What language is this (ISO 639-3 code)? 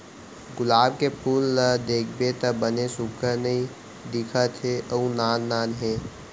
hne